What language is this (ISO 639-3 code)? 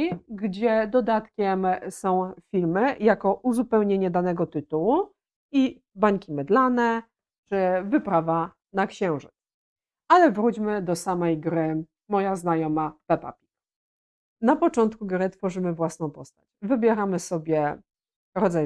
pol